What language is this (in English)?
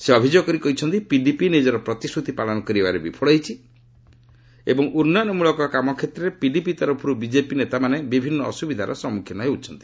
Odia